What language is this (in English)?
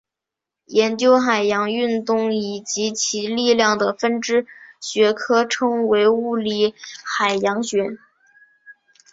Chinese